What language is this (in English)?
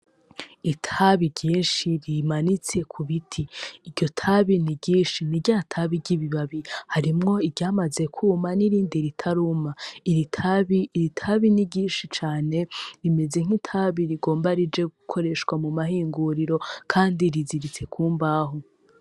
Rundi